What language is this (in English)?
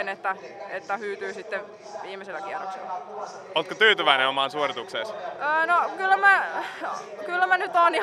Finnish